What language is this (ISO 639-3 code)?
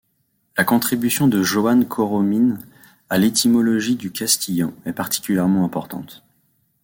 fra